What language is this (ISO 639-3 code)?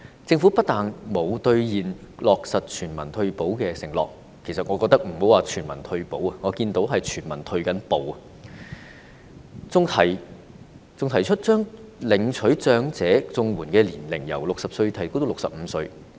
yue